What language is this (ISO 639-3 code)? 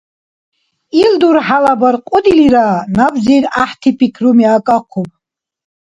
dar